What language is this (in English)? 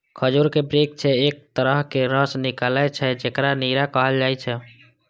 Maithili